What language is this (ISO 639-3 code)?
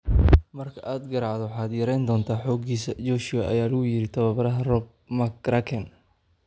som